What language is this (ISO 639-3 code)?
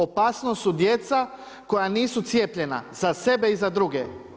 hrv